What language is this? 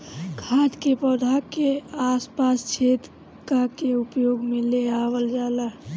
Bhojpuri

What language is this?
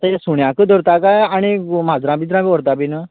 Konkani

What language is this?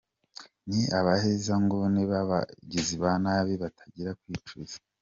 Kinyarwanda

